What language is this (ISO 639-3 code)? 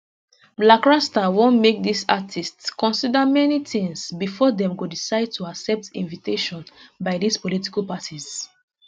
pcm